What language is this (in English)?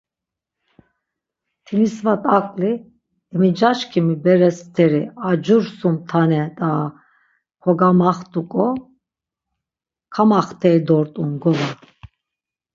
Laz